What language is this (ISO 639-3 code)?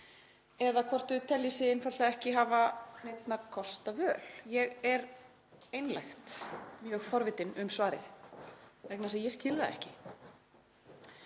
isl